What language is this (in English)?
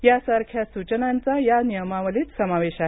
Marathi